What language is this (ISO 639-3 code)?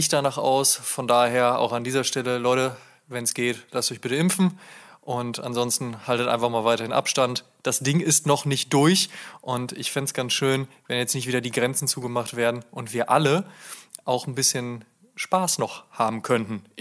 deu